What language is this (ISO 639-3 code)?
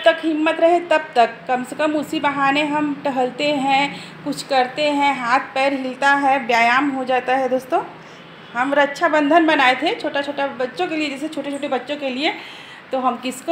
hin